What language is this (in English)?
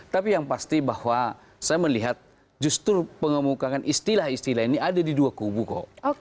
Indonesian